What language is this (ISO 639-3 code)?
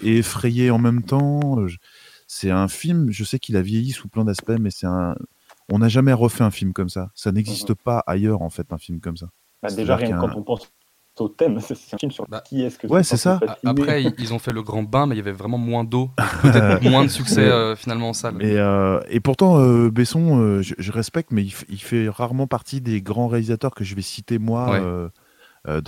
fra